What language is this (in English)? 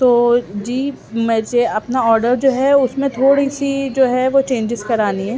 Urdu